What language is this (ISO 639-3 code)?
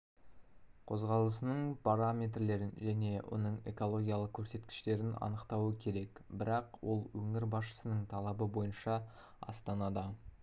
kaz